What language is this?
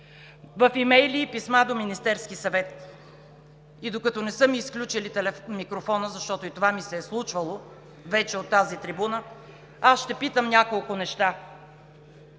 Bulgarian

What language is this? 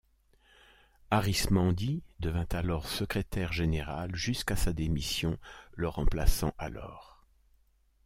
French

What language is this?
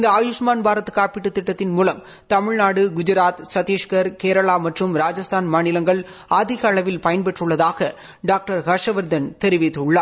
Tamil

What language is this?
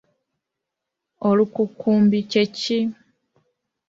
Ganda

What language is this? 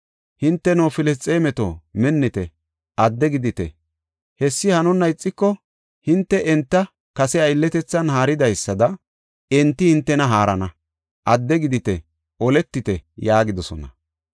Gofa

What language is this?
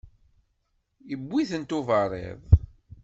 Kabyle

